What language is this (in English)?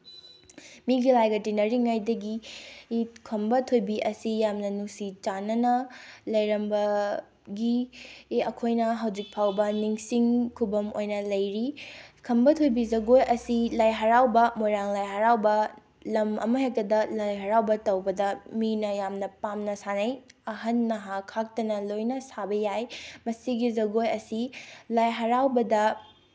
Manipuri